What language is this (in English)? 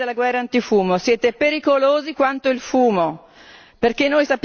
Italian